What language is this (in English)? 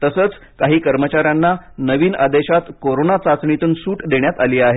Marathi